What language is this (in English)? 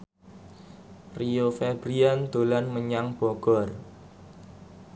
Javanese